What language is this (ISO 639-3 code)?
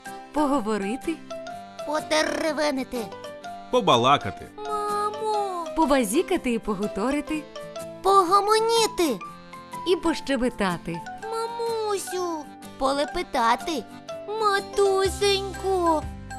ukr